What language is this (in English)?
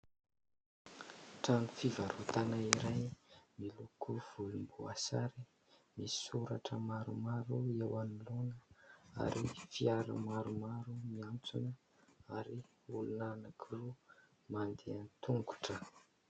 Malagasy